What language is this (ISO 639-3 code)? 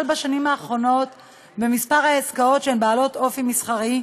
heb